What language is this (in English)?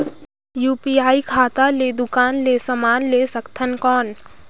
Chhattisgarhi